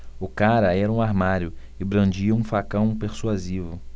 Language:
Portuguese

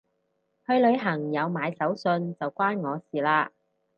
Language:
Cantonese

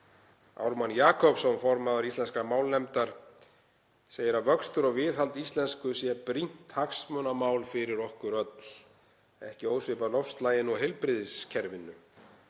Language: Icelandic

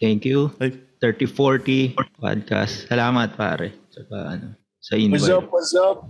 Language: Filipino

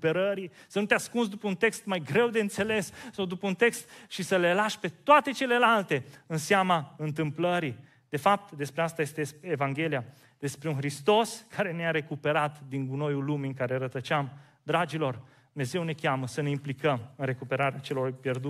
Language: Romanian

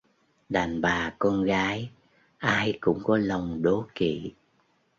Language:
Vietnamese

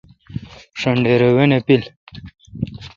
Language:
Kalkoti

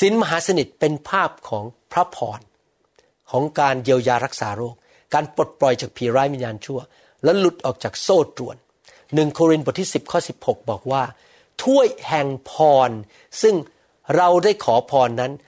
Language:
Thai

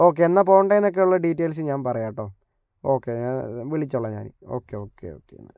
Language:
Malayalam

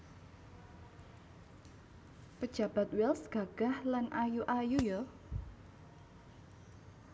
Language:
Javanese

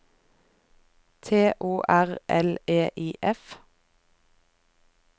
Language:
Norwegian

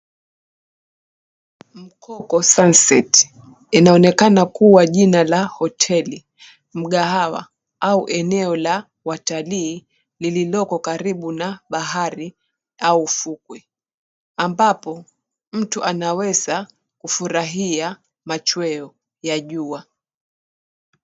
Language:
Swahili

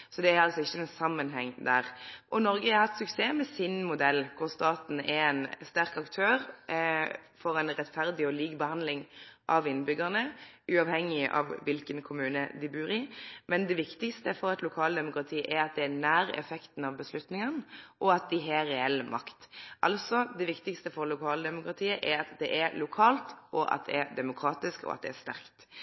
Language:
Norwegian Nynorsk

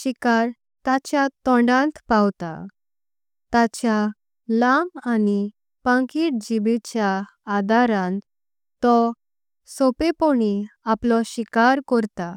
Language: Konkani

